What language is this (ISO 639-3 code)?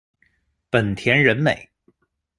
zho